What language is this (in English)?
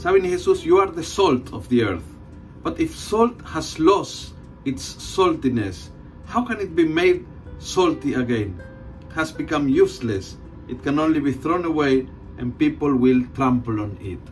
Filipino